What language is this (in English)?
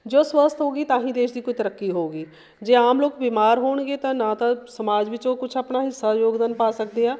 Punjabi